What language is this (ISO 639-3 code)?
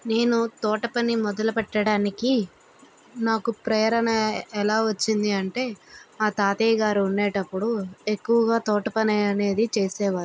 tel